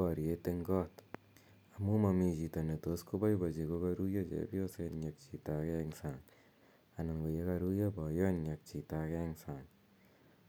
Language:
Kalenjin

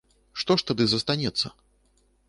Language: Belarusian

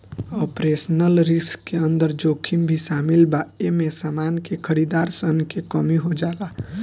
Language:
Bhojpuri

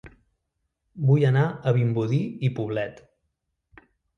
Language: Catalan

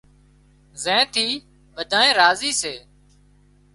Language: Wadiyara Koli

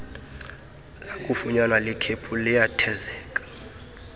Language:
Xhosa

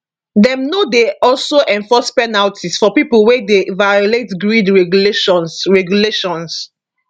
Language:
Nigerian Pidgin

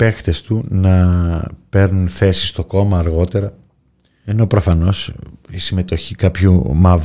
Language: Greek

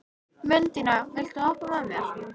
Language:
Icelandic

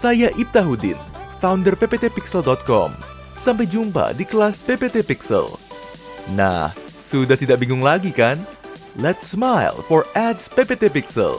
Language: Indonesian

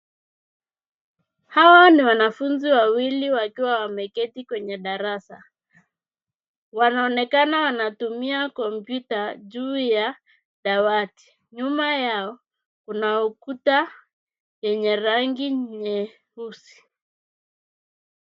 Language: Swahili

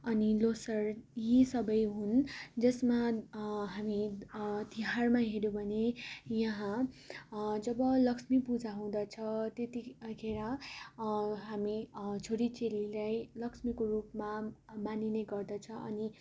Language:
Nepali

